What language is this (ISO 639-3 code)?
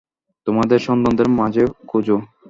ben